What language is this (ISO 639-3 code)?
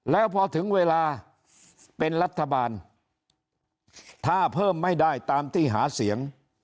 tha